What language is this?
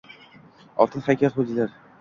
Uzbek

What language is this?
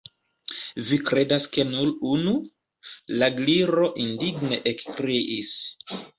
Esperanto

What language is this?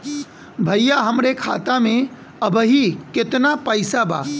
Bhojpuri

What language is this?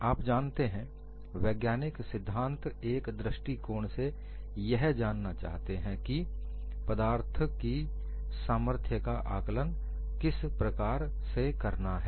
Hindi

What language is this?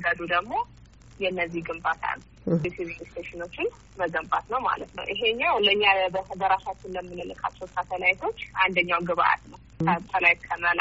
Amharic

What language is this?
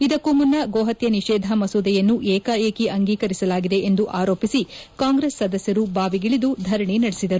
Kannada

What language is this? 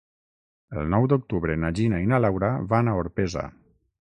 Catalan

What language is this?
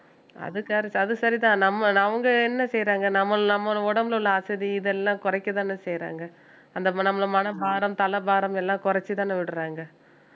Tamil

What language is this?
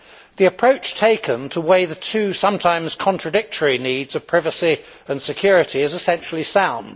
English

